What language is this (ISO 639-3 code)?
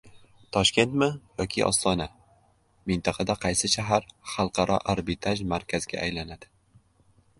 uzb